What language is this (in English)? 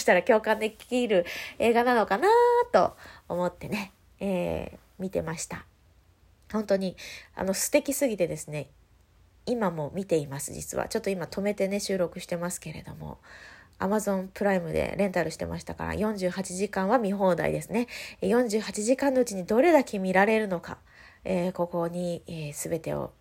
Japanese